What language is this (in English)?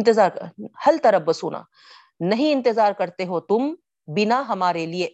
Urdu